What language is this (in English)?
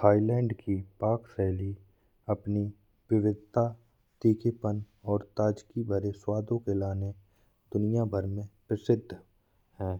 Bundeli